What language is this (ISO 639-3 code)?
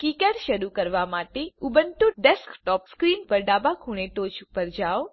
guj